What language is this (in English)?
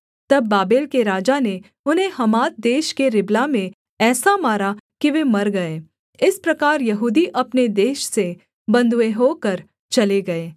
Hindi